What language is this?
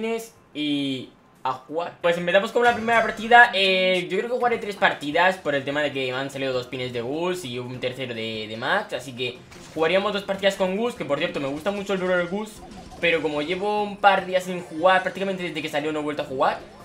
Spanish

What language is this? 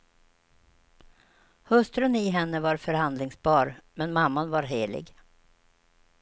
Swedish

